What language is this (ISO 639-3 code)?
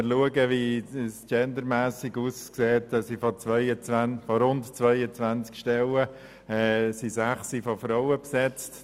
gsw